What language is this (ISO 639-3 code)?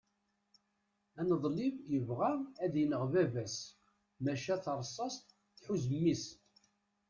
kab